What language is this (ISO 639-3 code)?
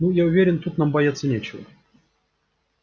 rus